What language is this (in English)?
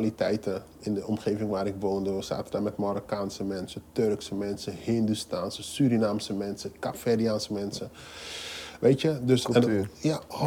Dutch